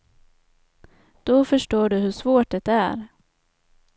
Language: Swedish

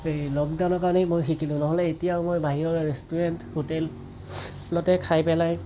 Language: Assamese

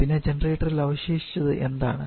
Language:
Malayalam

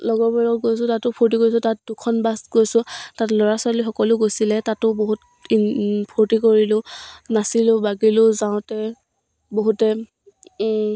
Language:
Assamese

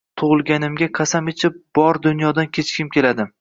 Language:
Uzbek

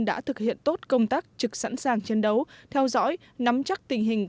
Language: Vietnamese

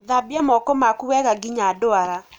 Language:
Kikuyu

